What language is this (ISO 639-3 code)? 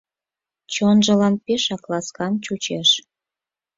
chm